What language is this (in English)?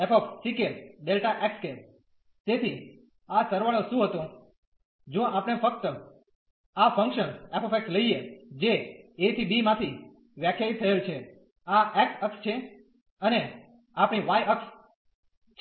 Gujarati